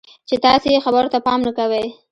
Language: Pashto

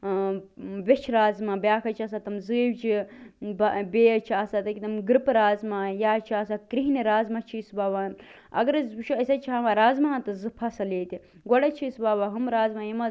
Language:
Kashmiri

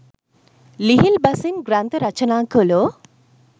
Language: Sinhala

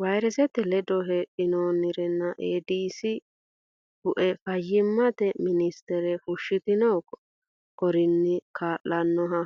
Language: Sidamo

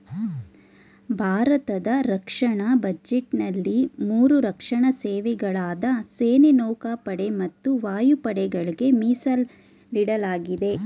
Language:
Kannada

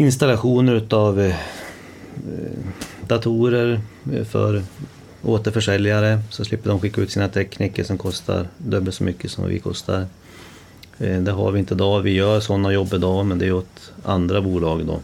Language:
Swedish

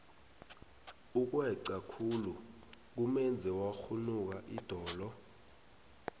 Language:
South Ndebele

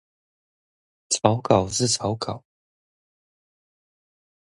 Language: Chinese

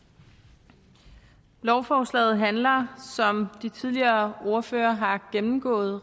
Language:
Danish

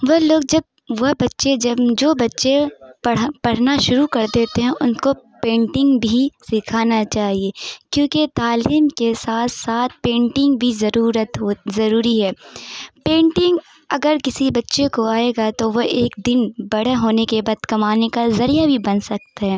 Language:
Urdu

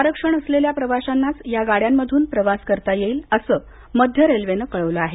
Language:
Marathi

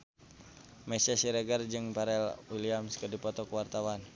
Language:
Sundanese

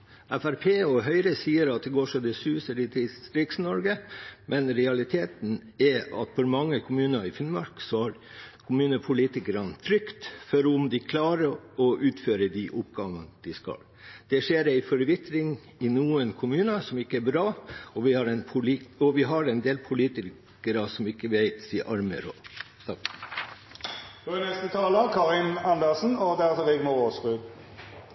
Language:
Norwegian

